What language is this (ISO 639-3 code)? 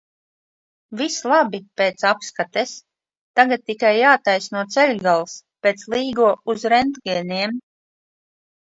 lav